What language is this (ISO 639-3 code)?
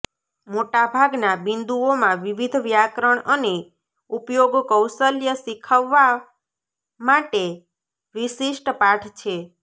guj